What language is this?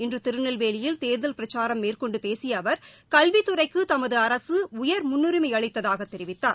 Tamil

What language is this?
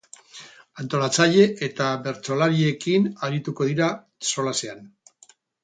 Basque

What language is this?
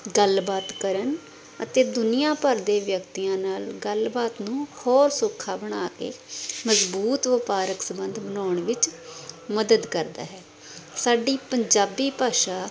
Punjabi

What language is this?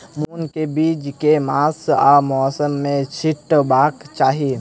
Maithili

